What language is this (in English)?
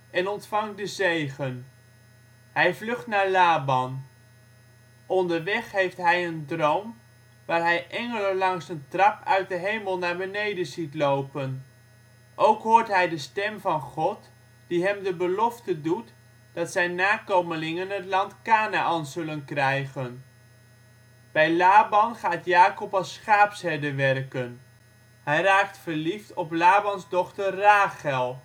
Dutch